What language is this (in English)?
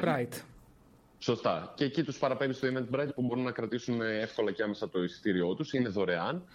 Greek